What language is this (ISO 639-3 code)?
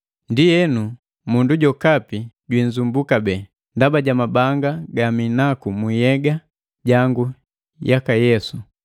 mgv